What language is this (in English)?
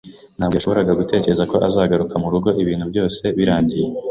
Kinyarwanda